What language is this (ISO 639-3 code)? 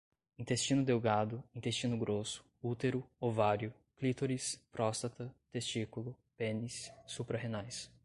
por